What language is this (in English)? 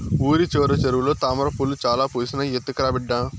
Telugu